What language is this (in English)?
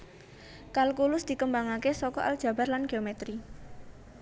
Javanese